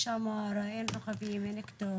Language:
Hebrew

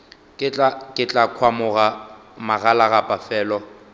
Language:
Northern Sotho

